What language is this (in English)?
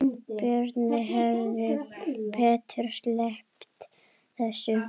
Icelandic